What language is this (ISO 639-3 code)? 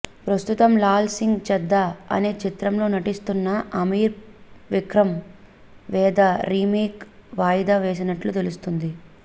tel